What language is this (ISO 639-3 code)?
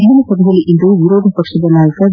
kan